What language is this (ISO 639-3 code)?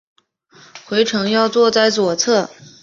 zho